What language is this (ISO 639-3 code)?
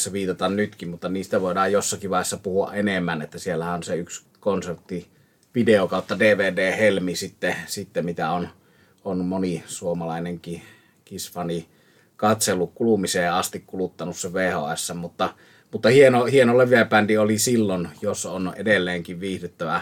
fin